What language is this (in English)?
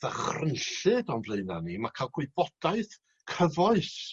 Welsh